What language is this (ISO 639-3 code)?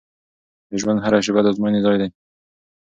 pus